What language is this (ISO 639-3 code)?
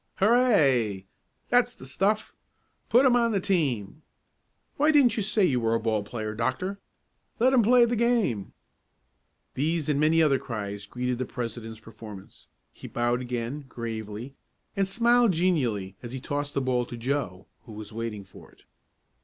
eng